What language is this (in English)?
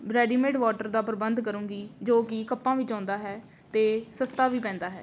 Punjabi